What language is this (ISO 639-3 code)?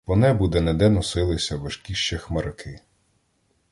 ukr